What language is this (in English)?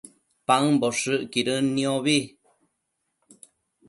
Matsés